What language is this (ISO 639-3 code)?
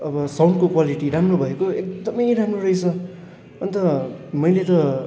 nep